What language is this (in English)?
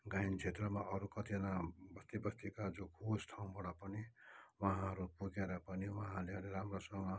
Nepali